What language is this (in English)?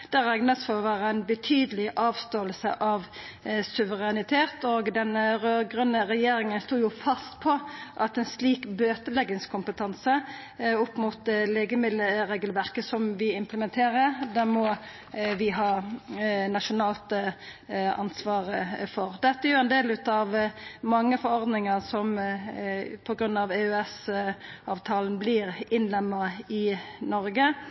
Norwegian Nynorsk